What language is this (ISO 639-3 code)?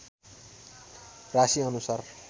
nep